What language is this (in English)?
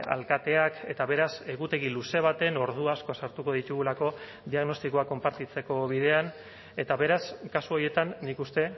Basque